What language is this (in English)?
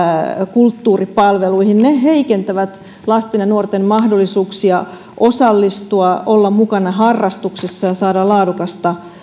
Finnish